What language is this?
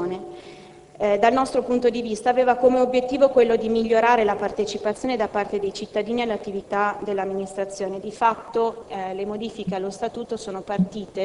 Italian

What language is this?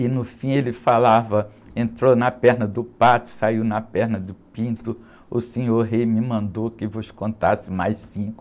Portuguese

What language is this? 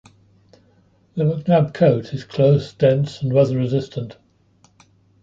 English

